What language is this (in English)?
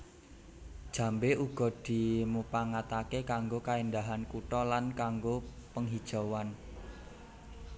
Javanese